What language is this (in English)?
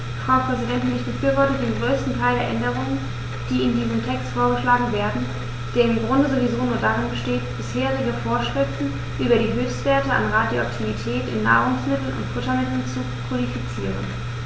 German